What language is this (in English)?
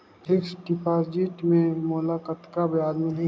Chhattisgarhi